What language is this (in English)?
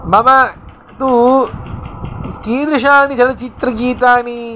Sanskrit